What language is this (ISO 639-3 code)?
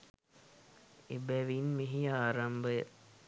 sin